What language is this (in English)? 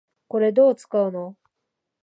Japanese